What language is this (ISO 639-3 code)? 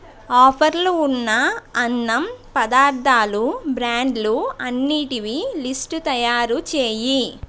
tel